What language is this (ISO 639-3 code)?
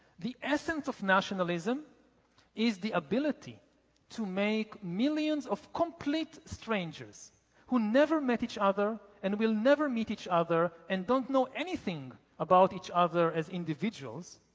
eng